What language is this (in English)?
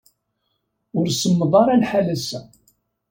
Kabyle